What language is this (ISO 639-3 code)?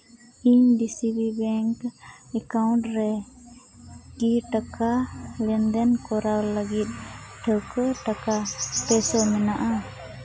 sat